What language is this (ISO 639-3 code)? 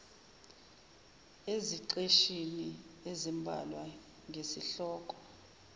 zul